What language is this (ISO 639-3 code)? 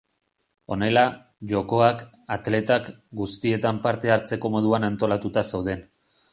eus